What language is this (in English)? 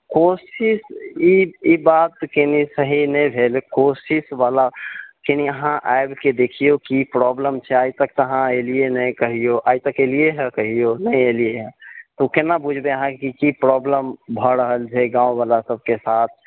Maithili